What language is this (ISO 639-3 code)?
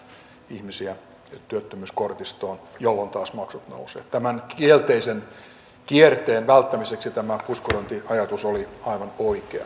fin